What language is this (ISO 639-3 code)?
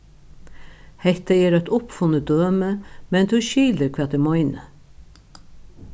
fao